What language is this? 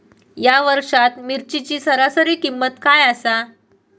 Marathi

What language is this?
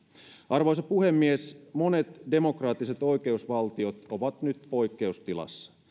Finnish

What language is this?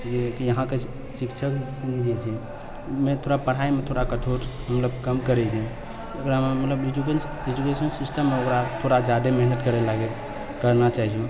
Maithili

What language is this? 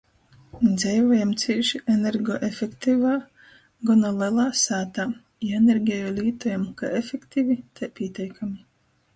Latgalian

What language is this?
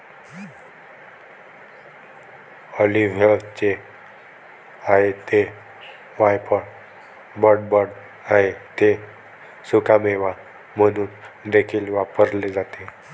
Marathi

